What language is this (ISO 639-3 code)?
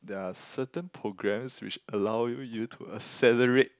eng